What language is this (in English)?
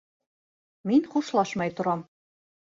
Bashkir